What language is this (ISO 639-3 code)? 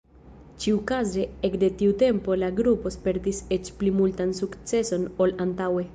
epo